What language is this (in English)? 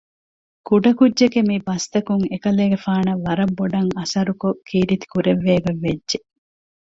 Divehi